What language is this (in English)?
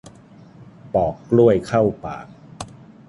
Thai